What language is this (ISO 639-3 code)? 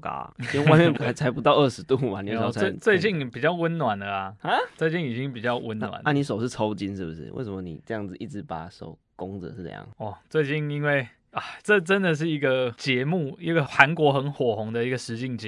zho